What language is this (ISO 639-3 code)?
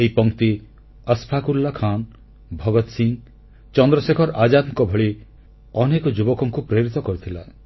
ori